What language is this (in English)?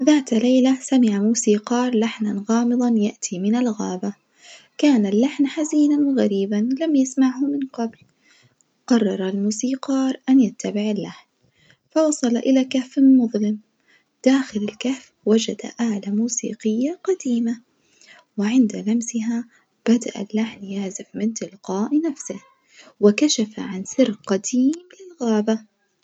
Najdi Arabic